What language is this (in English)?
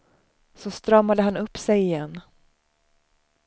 Swedish